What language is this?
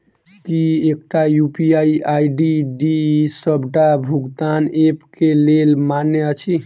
Maithili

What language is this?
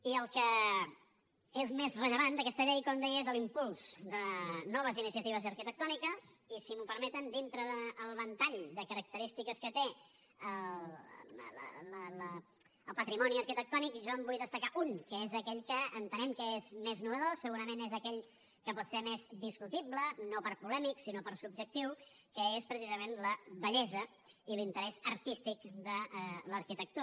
Catalan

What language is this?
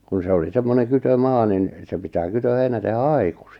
Finnish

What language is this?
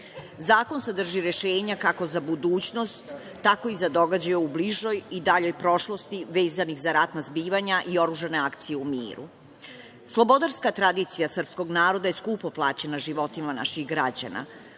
Serbian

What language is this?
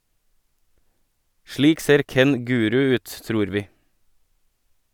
Norwegian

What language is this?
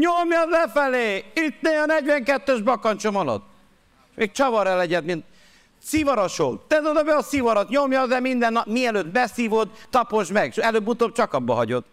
Hungarian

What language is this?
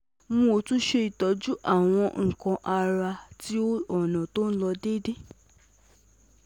Yoruba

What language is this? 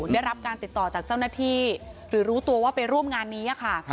Thai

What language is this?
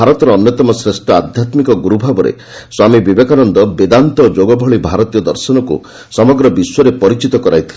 Odia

